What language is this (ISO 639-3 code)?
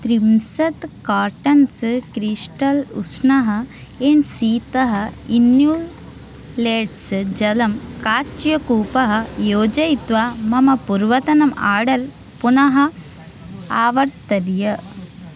san